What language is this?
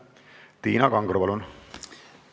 Estonian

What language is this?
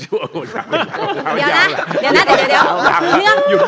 Thai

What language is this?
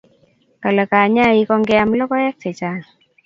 Kalenjin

